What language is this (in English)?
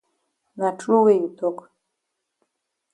Cameroon Pidgin